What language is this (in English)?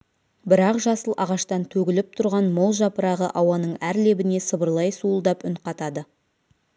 Kazakh